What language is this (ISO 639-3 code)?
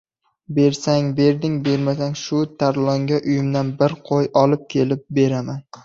uzb